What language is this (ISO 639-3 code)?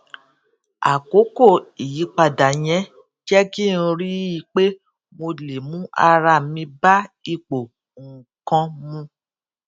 yor